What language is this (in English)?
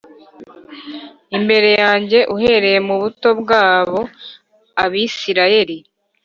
Kinyarwanda